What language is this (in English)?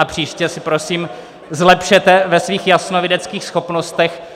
Czech